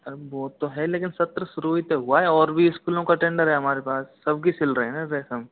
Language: Hindi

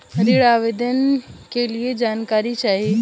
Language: Bhojpuri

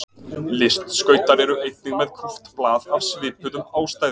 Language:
Icelandic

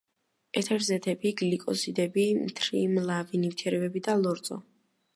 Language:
Georgian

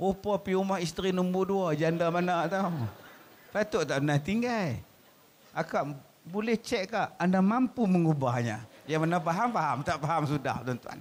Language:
Malay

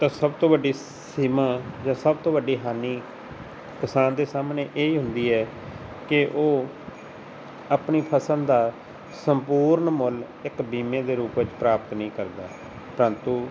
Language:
Punjabi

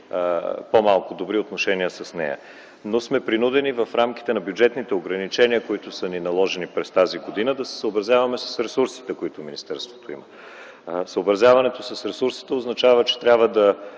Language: Bulgarian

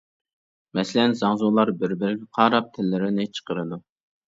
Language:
Uyghur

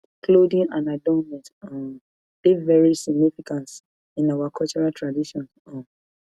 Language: Nigerian Pidgin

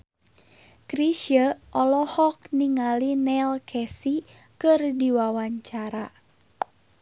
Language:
Sundanese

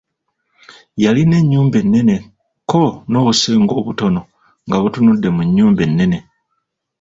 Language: Ganda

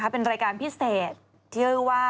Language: Thai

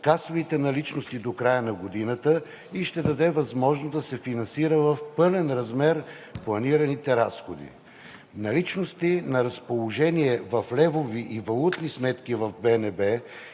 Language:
Bulgarian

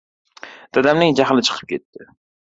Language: Uzbek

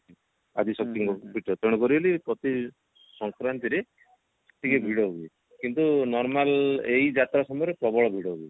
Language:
Odia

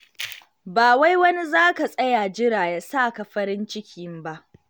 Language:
Hausa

